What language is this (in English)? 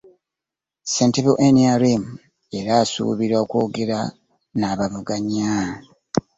Ganda